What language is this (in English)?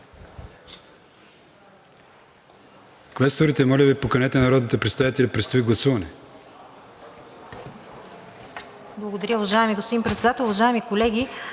Bulgarian